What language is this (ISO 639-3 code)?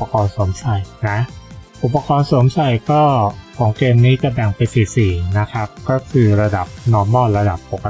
tha